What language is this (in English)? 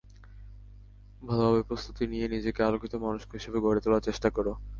Bangla